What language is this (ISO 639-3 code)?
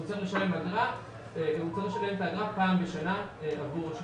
heb